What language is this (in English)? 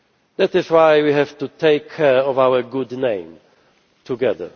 English